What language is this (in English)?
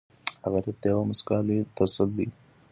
Pashto